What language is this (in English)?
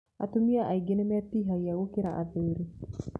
Kikuyu